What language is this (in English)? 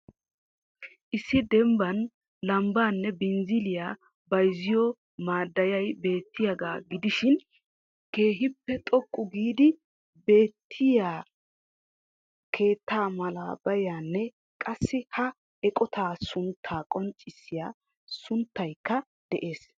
Wolaytta